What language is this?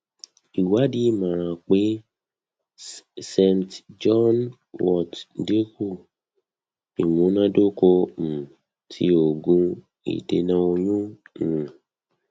Yoruba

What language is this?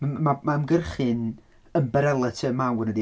Welsh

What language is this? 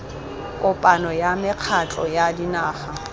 Tswana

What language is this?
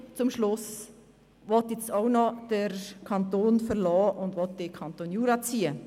Swiss German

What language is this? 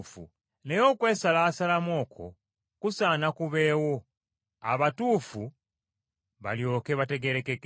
Ganda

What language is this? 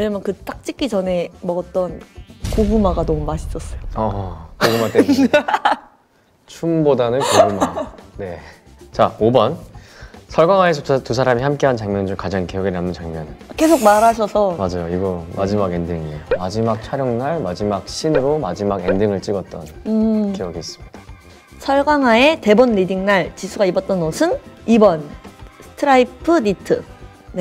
Korean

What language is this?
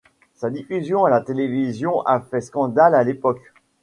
French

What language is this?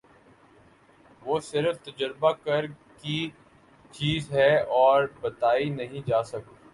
Urdu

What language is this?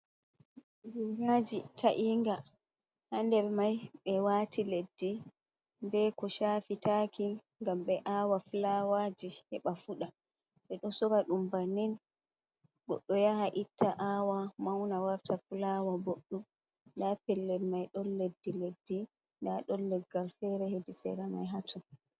Fula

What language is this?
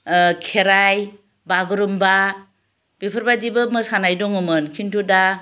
Bodo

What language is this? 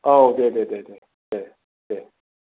Bodo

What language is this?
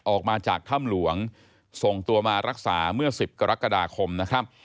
Thai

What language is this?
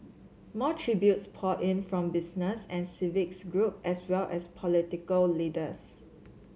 English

